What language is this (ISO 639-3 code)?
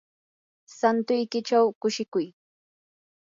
qur